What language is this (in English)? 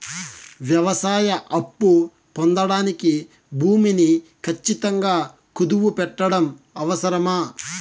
Telugu